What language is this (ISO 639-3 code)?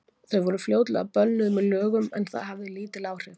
isl